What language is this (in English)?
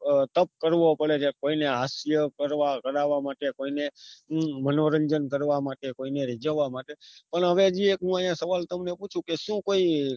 Gujarati